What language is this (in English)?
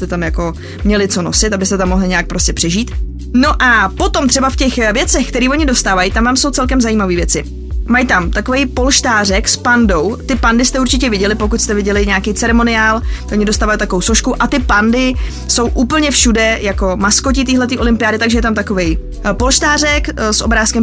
Czech